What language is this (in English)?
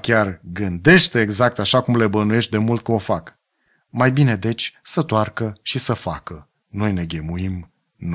Romanian